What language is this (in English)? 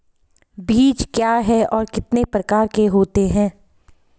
Hindi